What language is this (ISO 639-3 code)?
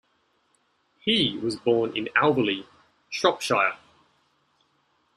eng